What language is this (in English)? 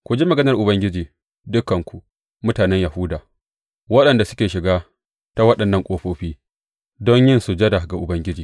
Hausa